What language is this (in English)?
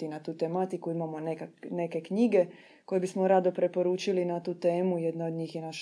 Croatian